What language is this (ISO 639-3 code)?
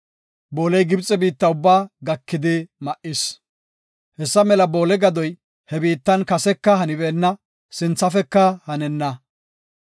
gof